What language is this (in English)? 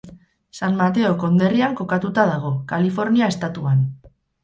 Basque